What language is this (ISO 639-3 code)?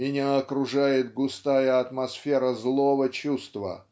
rus